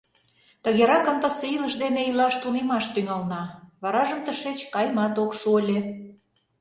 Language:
Mari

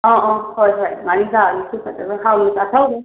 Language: Manipuri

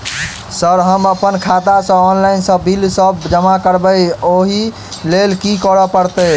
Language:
Maithili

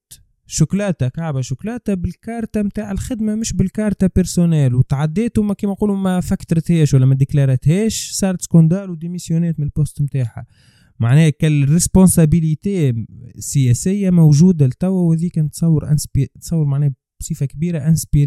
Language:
Arabic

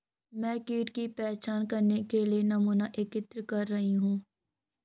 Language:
Hindi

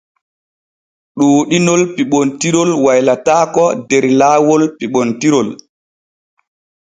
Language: Borgu Fulfulde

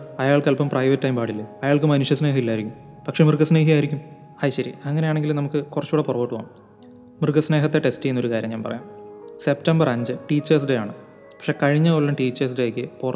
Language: Malayalam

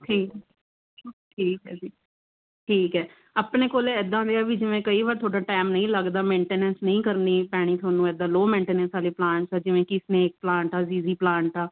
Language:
Punjabi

